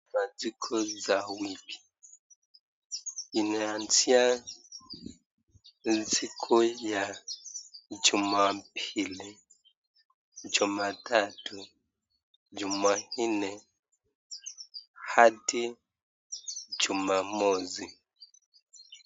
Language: Swahili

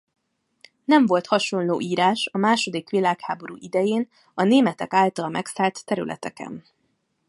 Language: Hungarian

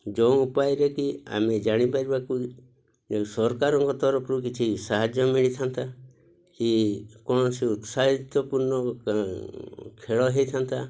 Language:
Odia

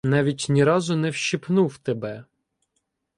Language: Ukrainian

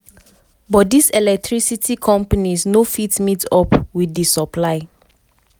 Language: Nigerian Pidgin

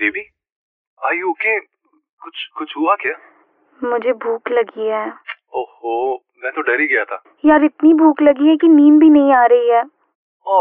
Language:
Hindi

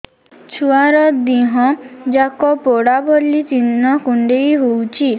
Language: Odia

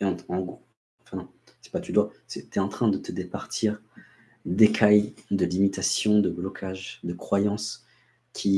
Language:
French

